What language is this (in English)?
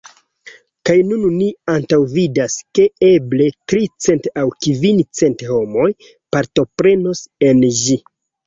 Esperanto